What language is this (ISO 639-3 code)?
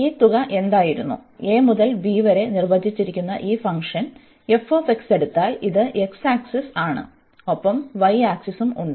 mal